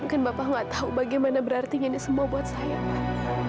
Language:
Indonesian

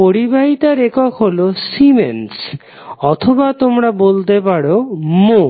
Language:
Bangla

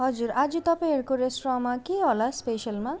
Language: Nepali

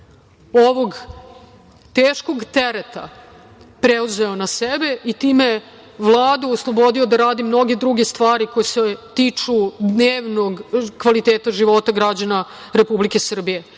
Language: Serbian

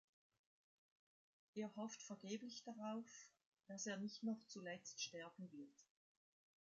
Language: German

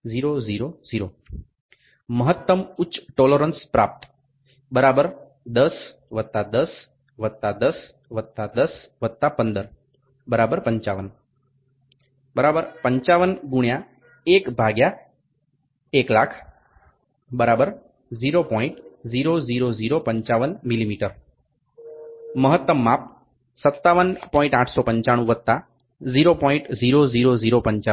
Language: Gujarati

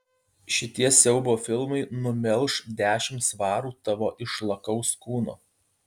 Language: Lithuanian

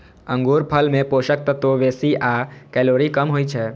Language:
Maithili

